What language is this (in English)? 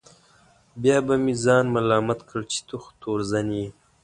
Pashto